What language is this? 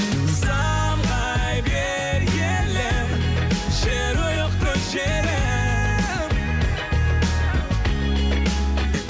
Kazakh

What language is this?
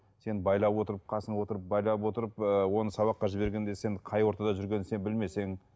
Kazakh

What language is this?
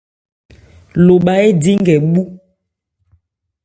Ebrié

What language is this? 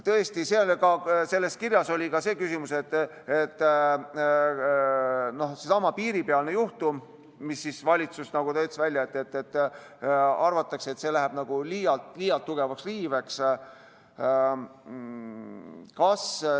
Estonian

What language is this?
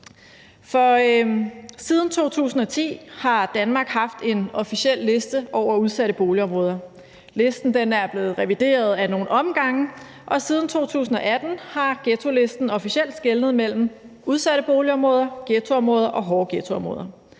Danish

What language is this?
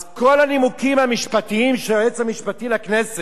Hebrew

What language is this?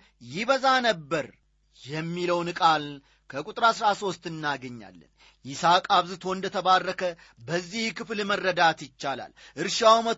Amharic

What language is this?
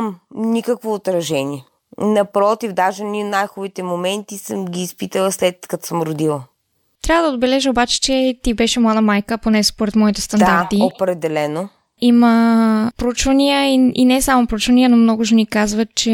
Bulgarian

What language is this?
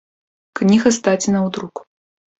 Belarusian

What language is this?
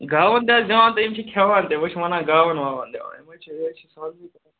Kashmiri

